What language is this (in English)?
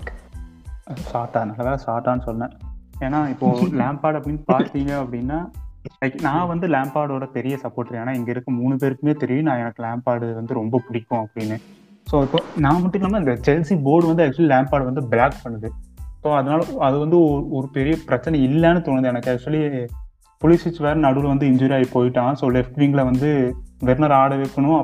Tamil